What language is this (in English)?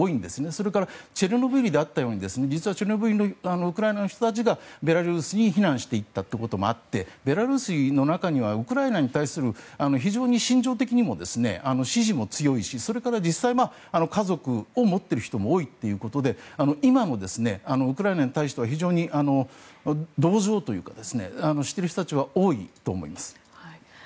Japanese